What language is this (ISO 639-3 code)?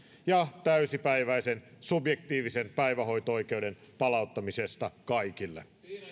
fin